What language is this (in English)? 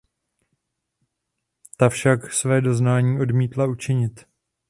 Czech